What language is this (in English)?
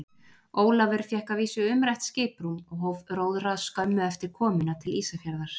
Icelandic